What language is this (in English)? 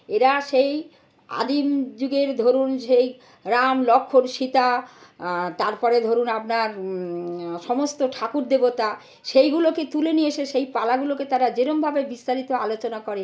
Bangla